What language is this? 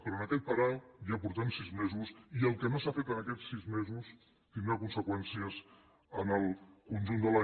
Catalan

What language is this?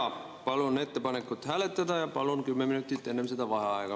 Estonian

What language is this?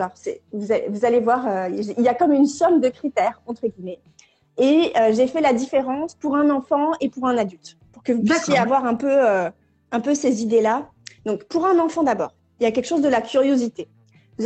French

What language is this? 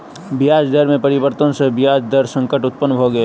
Maithili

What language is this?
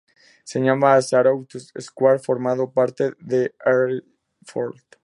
Spanish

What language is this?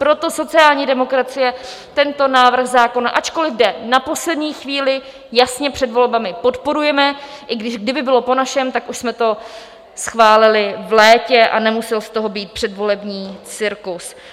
Czech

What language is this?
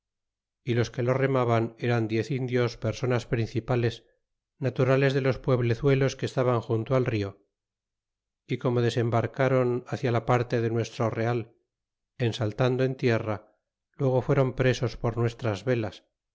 Spanish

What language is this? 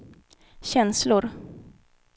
Swedish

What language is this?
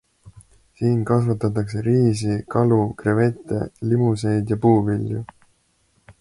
Estonian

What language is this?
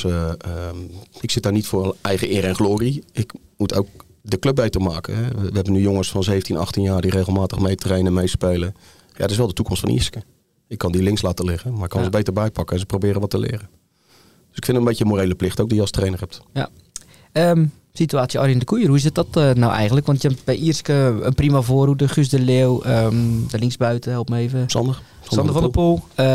Dutch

